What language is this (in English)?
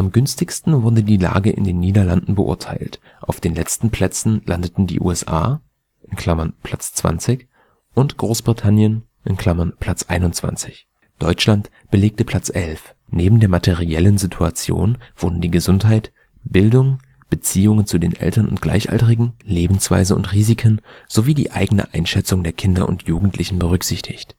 German